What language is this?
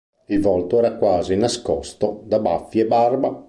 Italian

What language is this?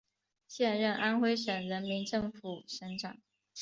Chinese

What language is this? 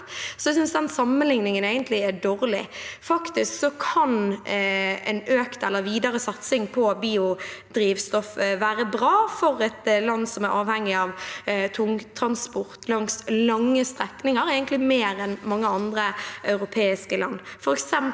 Norwegian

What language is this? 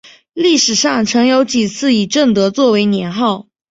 Chinese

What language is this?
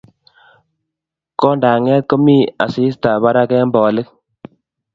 Kalenjin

